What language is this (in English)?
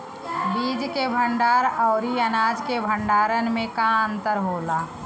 Bhojpuri